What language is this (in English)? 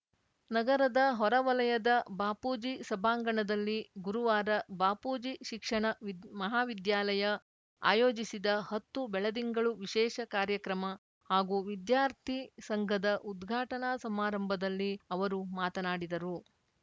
Kannada